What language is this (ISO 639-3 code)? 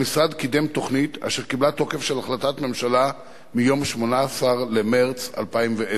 heb